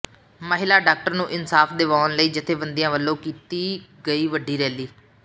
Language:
Punjabi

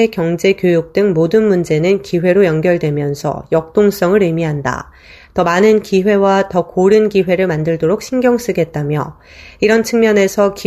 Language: Korean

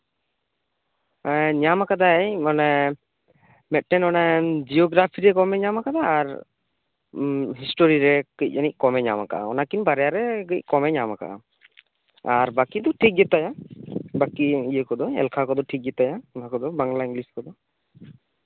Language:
Santali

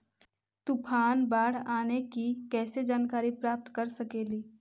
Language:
Magahi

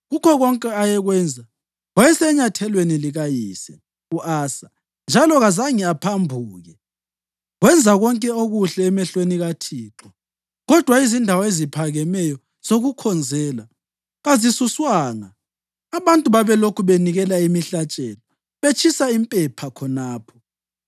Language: North Ndebele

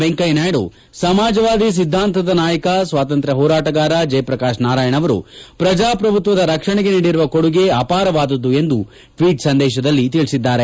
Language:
Kannada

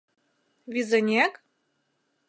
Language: Mari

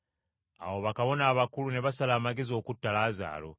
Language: Ganda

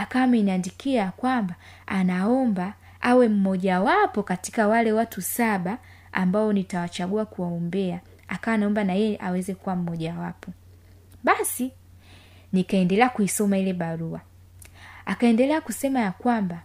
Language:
Swahili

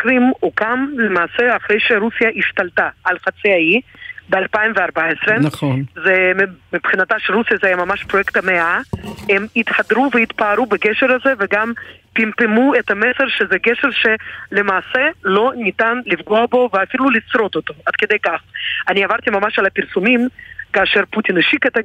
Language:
Hebrew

